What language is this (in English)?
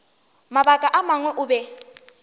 Northern Sotho